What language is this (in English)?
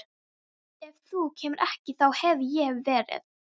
Icelandic